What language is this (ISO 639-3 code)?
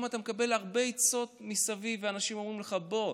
heb